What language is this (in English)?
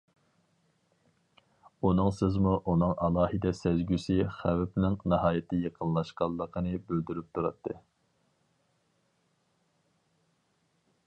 Uyghur